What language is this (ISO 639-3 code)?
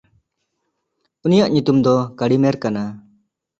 sat